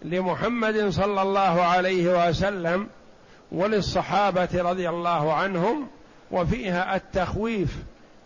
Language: Arabic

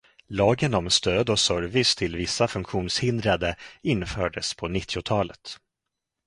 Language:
Swedish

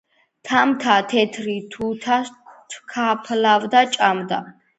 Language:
Georgian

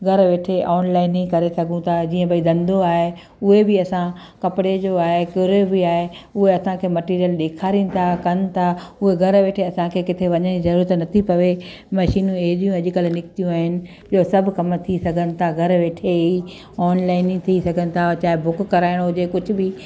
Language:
Sindhi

